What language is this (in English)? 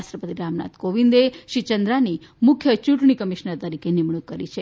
Gujarati